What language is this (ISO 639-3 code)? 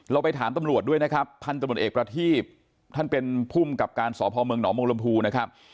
tha